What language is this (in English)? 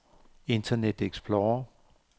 Danish